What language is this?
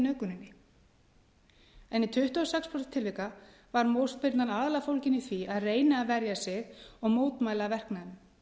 Icelandic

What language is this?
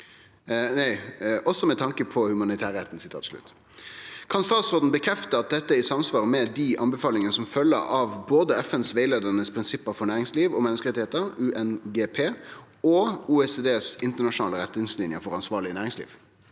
Norwegian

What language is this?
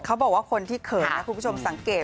Thai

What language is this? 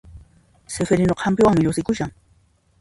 Puno Quechua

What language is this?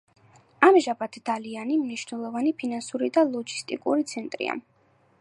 Georgian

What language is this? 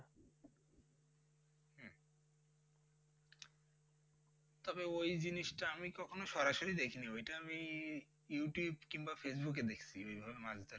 Bangla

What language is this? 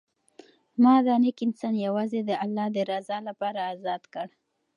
Pashto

